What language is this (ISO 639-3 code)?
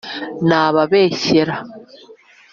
kin